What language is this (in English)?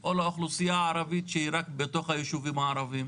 Hebrew